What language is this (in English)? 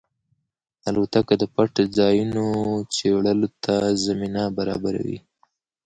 Pashto